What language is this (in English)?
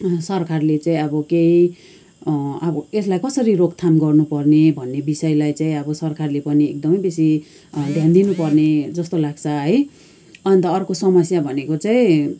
Nepali